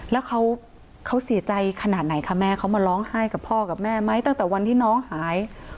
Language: Thai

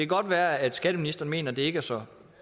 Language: Danish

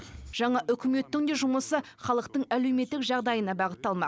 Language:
Kazakh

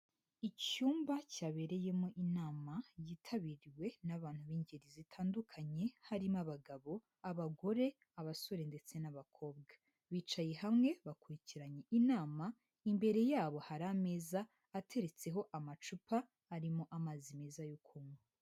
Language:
Kinyarwanda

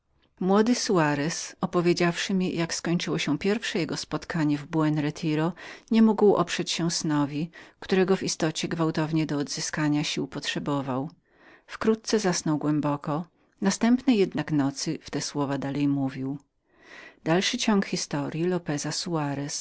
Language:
Polish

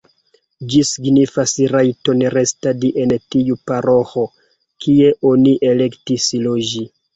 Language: Esperanto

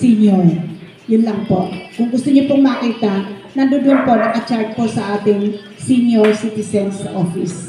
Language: Filipino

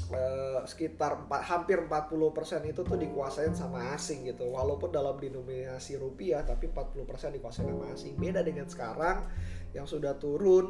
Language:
Indonesian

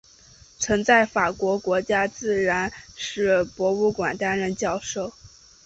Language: Chinese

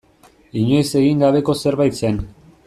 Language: Basque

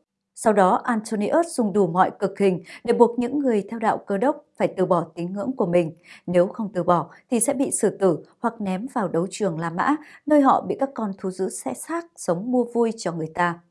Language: Vietnamese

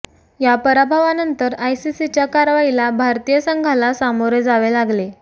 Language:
Marathi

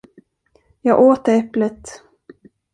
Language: Swedish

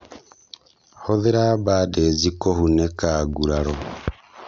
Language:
Kikuyu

